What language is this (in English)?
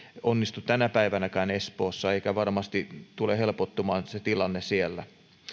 Finnish